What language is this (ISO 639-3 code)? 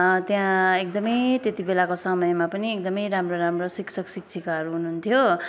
nep